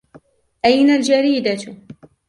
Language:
Arabic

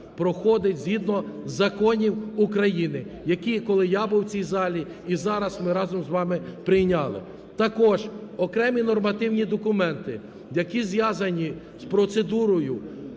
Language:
Ukrainian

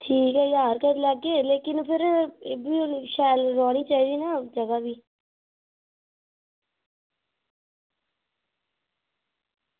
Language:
Dogri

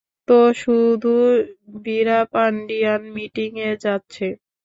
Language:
Bangla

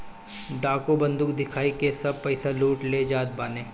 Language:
Bhojpuri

